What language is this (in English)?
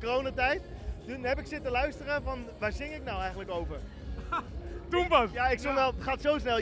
Dutch